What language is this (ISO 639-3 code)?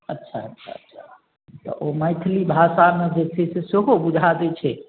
mai